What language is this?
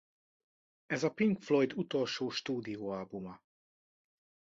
Hungarian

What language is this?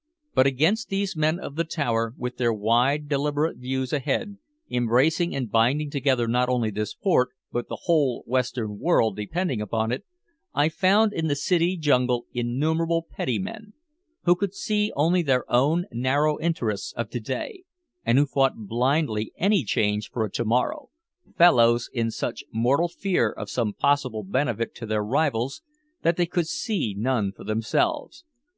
English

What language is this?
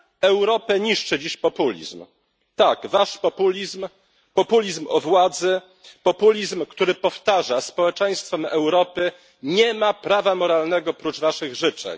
Polish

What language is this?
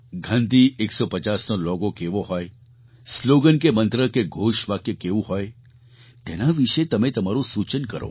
Gujarati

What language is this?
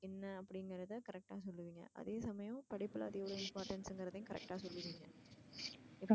Tamil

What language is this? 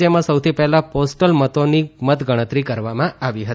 Gujarati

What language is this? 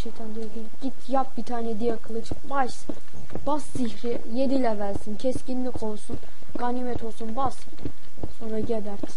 Turkish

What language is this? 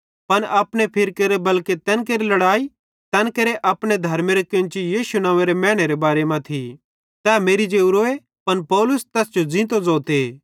Bhadrawahi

